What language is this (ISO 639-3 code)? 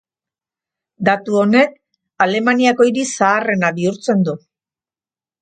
eus